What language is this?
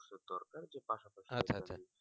Bangla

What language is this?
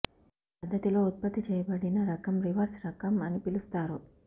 Telugu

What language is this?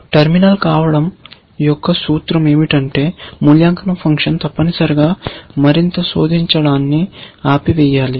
Telugu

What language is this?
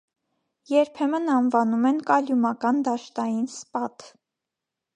Armenian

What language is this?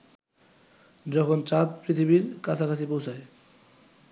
Bangla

